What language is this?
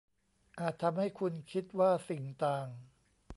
Thai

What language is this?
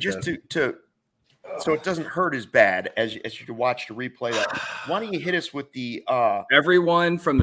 English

